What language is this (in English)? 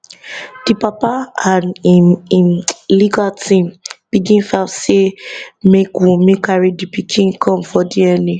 Nigerian Pidgin